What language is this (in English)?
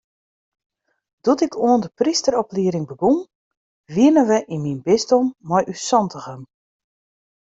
Western Frisian